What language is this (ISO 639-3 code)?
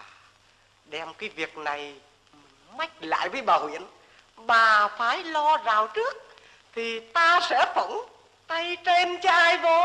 vie